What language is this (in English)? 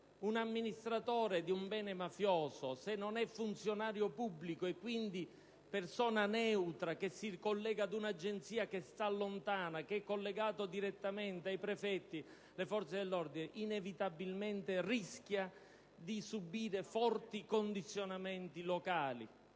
Italian